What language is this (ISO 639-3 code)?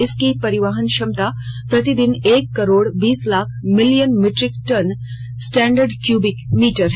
hin